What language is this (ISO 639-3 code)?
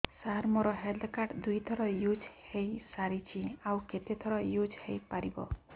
ori